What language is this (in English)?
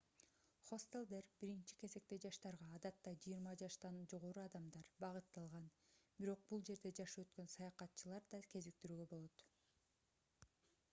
Kyrgyz